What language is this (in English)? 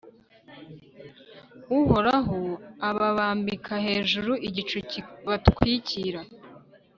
Kinyarwanda